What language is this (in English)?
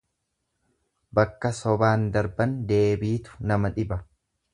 Oromo